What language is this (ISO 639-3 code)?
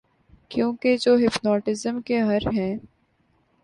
urd